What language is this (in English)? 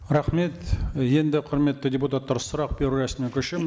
Kazakh